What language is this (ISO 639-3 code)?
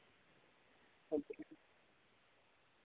doi